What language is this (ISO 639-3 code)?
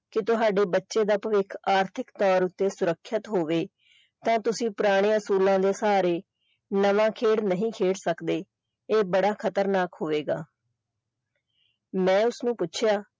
pan